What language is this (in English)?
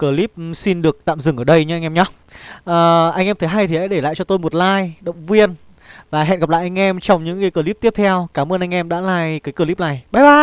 Vietnamese